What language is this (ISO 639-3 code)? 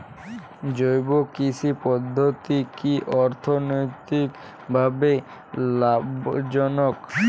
ben